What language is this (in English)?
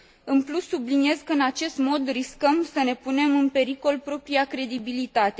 Romanian